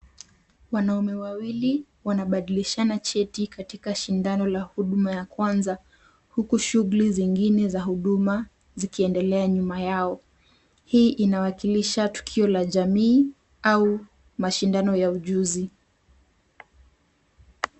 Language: Swahili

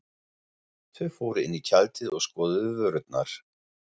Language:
Icelandic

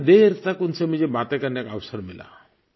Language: Hindi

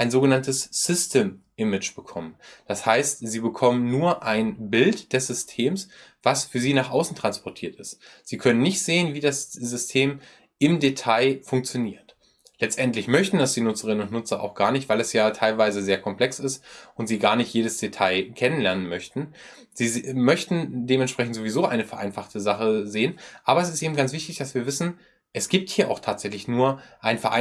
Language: German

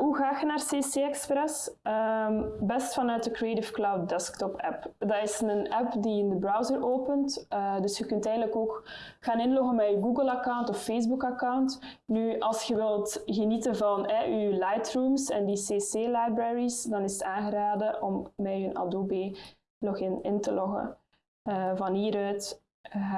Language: Dutch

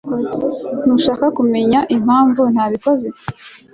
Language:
Kinyarwanda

